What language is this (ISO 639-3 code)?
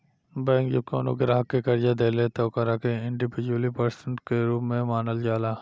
bho